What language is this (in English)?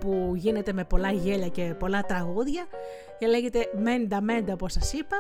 Greek